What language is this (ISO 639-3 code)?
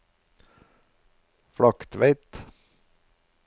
nor